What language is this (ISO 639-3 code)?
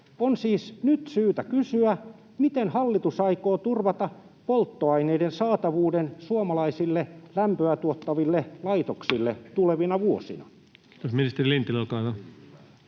fin